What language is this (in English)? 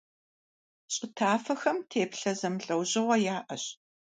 Kabardian